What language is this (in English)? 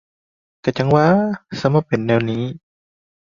Thai